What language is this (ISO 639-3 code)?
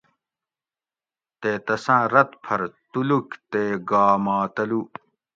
gwc